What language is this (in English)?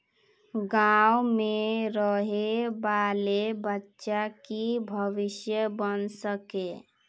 Magahi